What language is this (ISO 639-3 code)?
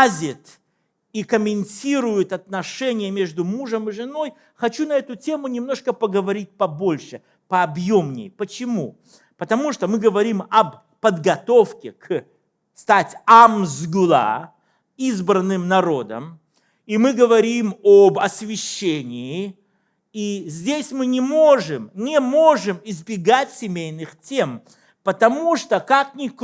rus